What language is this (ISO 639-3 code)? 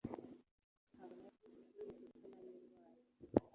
kin